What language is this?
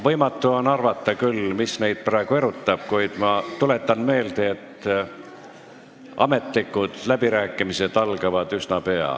Estonian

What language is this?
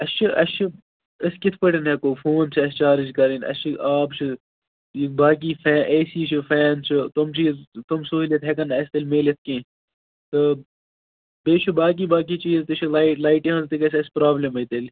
Kashmiri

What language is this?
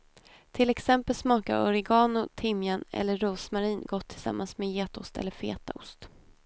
Swedish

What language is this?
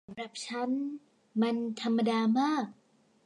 Thai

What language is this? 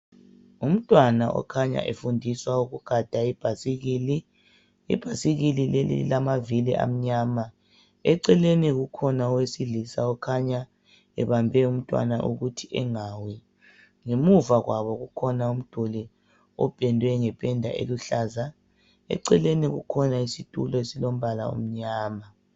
North Ndebele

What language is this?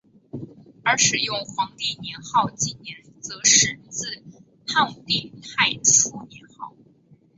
Chinese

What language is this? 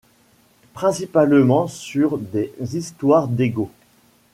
French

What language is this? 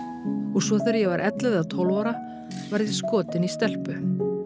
Icelandic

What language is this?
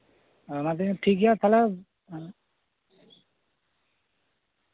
Santali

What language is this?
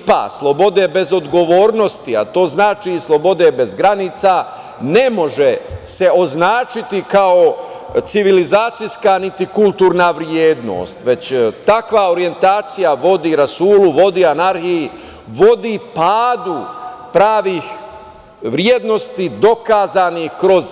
Serbian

